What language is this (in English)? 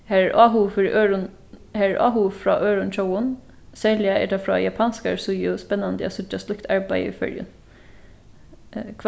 Faroese